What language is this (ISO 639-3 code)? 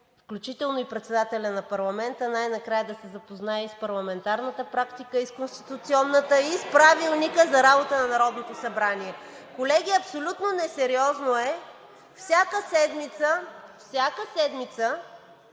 bul